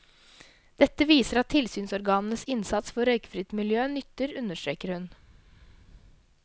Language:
Norwegian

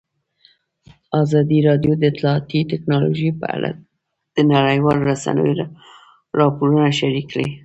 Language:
Pashto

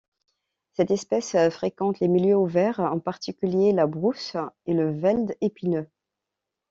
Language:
French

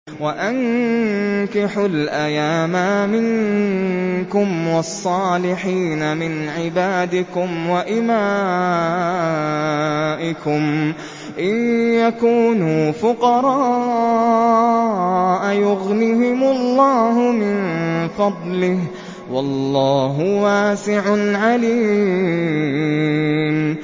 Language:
Arabic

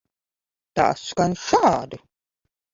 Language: Latvian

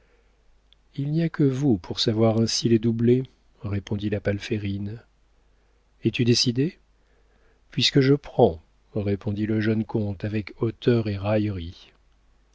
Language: French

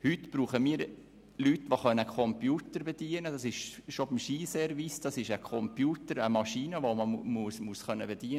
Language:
Swiss German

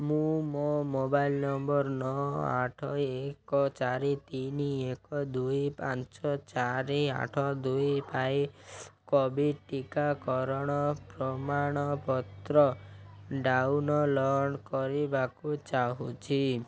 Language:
Odia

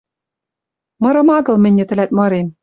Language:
Western Mari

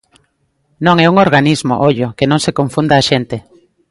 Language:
Galician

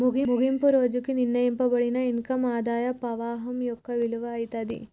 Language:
Telugu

